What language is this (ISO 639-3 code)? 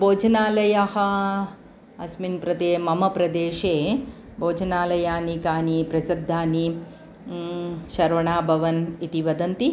san